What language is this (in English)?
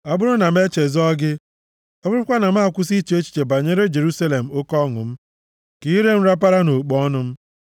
Igbo